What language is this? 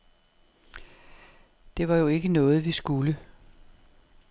Danish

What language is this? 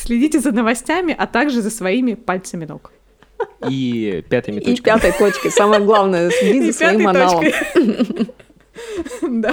Russian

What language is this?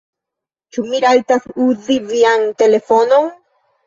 Esperanto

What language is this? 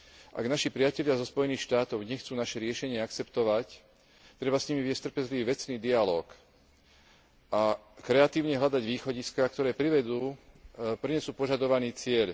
Slovak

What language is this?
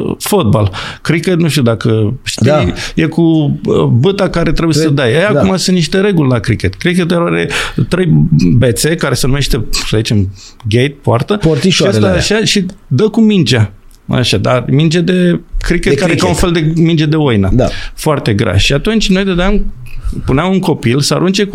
Romanian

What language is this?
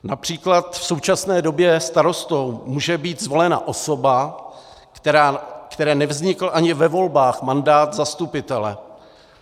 Czech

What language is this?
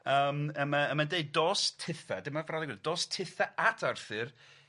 Welsh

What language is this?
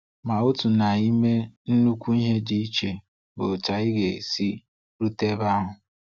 Igbo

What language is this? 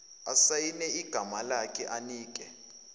Zulu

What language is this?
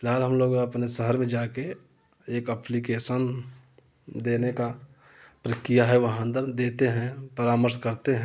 Hindi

